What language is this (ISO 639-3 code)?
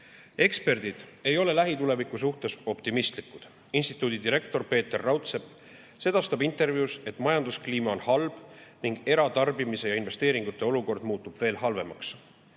est